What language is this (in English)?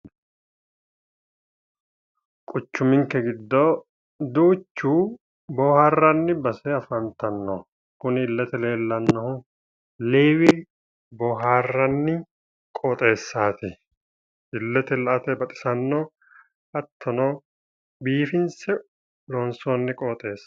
Sidamo